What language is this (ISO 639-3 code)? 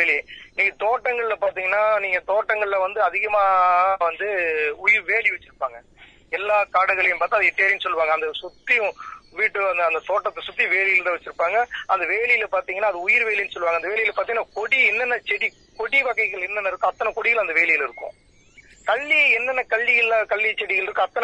tam